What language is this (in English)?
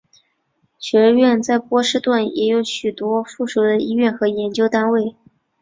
Chinese